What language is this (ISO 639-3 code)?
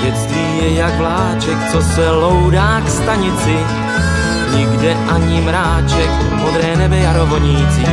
ces